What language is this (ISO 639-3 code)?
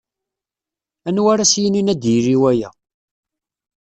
kab